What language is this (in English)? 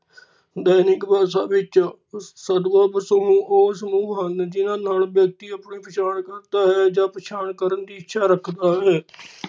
Punjabi